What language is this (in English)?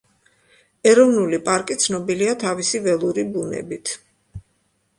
Georgian